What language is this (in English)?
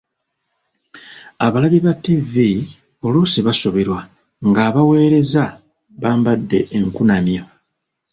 Ganda